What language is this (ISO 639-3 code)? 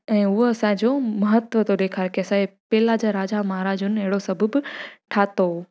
snd